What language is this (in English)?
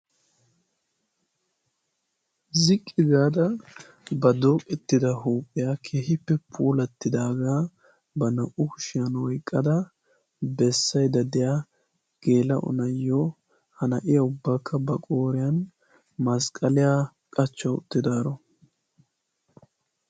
Wolaytta